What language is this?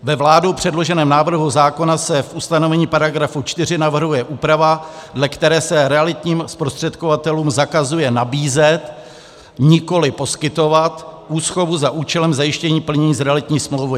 Czech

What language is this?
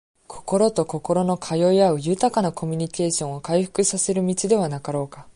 Japanese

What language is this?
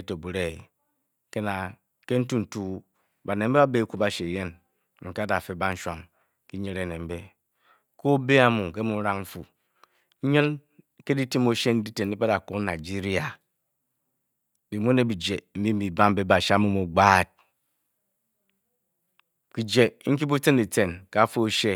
Bokyi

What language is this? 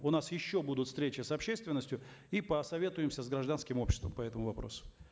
Kazakh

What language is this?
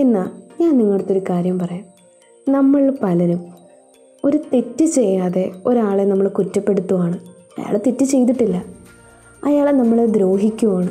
Malayalam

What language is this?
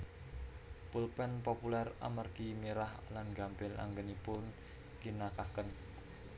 Javanese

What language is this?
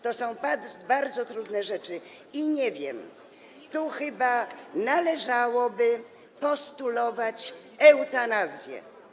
Polish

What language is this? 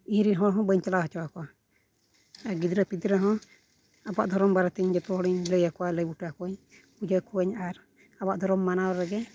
Santali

